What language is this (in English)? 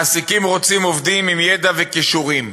Hebrew